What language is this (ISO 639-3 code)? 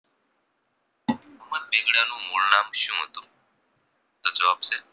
guj